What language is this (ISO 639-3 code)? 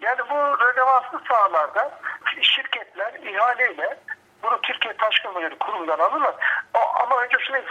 tur